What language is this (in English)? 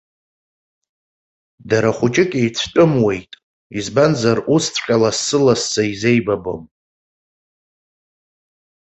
Abkhazian